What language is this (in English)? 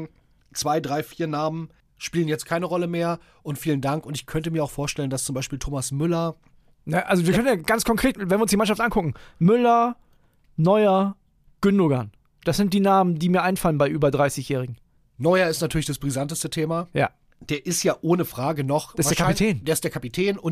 German